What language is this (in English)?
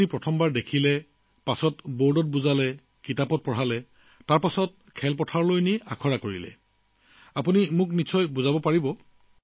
Assamese